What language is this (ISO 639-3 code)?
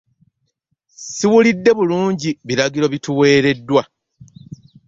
lug